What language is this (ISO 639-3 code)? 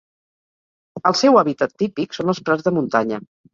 cat